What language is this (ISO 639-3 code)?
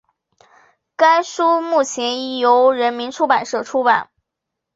zho